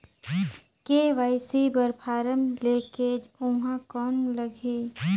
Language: Chhattisgarhi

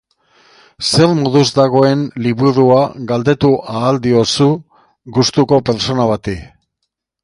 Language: Basque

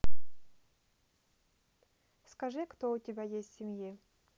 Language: Russian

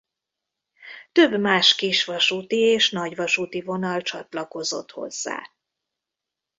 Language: Hungarian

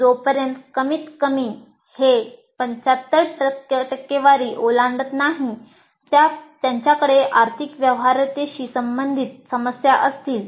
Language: Marathi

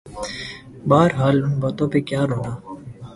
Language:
Urdu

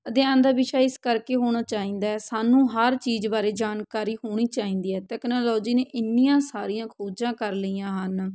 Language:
Punjabi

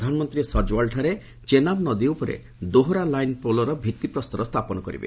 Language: Odia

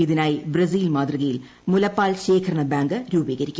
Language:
Malayalam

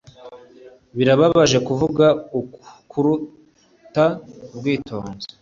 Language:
Kinyarwanda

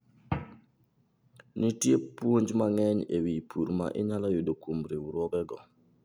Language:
Luo (Kenya and Tanzania)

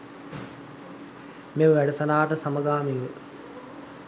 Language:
Sinhala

